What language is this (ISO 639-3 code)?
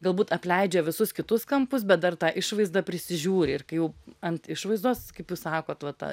lit